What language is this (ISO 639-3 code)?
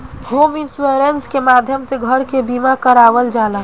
bho